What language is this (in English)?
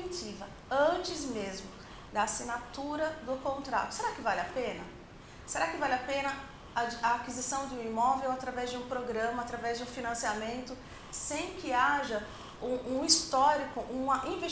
Portuguese